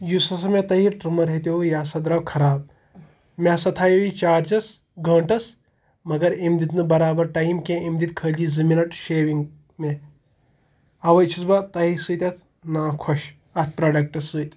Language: Kashmiri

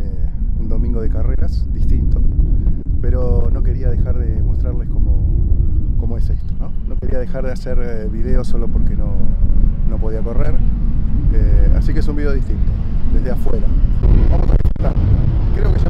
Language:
Spanish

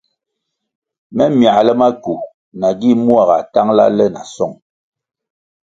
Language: Kwasio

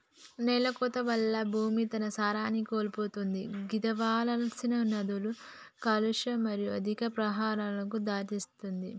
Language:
Telugu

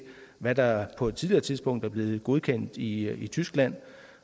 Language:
Danish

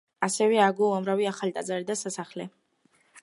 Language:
Georgian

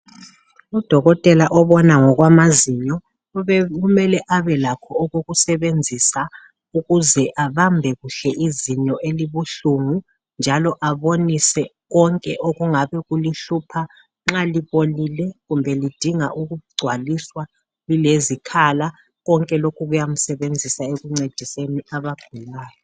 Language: North Ndebele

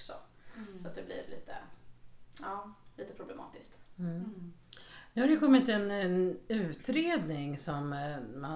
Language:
Swedish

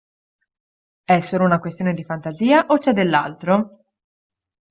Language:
Italian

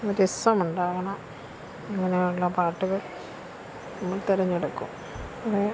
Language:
Malayalam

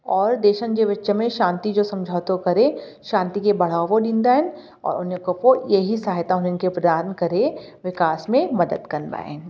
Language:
Sindhi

